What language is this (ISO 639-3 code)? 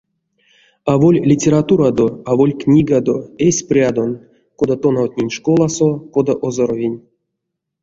myv